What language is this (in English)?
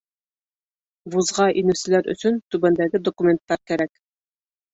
Bashkir